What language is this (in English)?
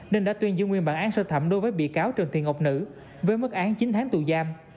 Vietnamese